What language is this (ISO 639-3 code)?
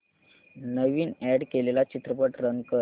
mar